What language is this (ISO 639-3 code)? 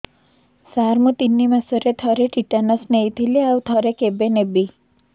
ori